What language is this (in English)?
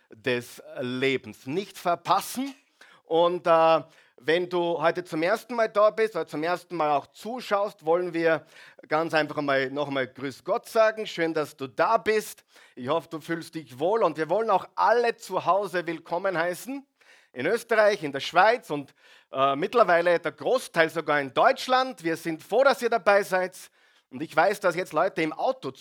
German